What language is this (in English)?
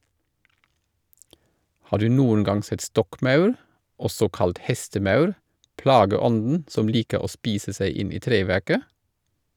Norwegian